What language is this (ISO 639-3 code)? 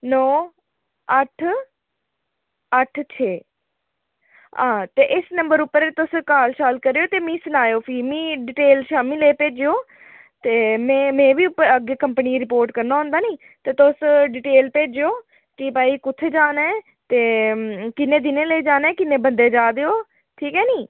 doi